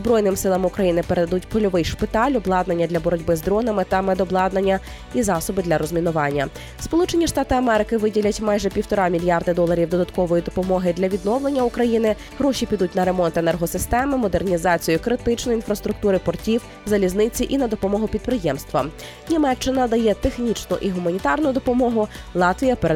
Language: Ukrainian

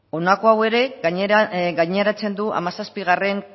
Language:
Basque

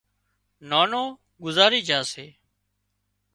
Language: Wadiyara Koli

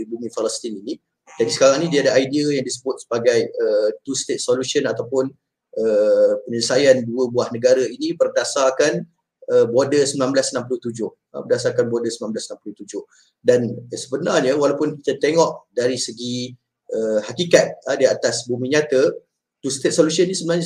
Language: Malay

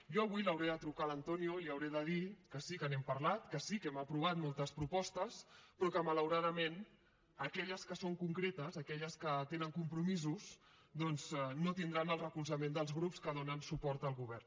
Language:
Catalan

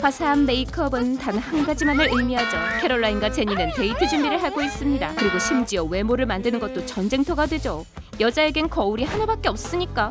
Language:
Korean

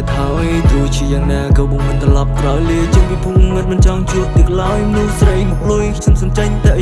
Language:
Vietnamese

